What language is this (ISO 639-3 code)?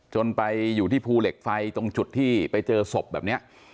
tha